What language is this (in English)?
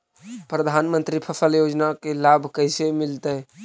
Magahi